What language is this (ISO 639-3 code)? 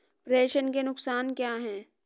hin